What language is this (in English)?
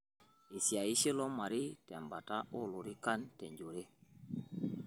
Masai